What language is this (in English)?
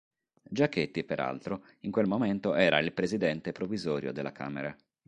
Italian